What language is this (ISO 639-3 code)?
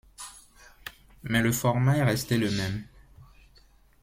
fra